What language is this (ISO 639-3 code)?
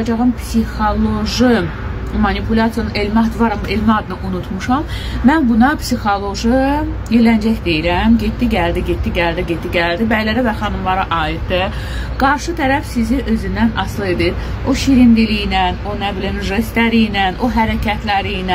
tur